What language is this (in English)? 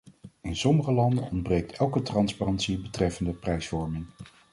Dutch